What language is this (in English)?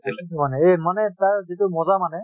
Assamese